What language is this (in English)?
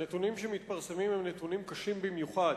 Hebrew